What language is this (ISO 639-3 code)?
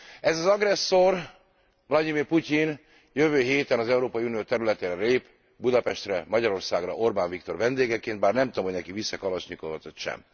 hun